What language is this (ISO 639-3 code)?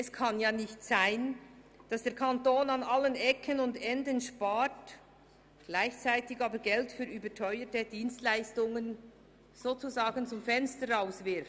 gsw